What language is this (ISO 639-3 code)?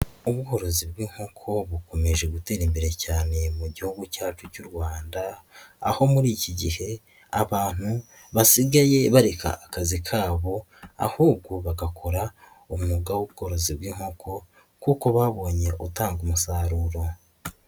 kin